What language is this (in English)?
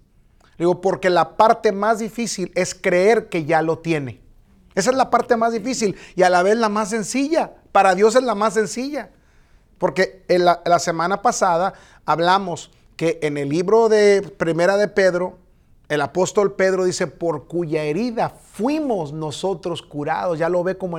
Spanish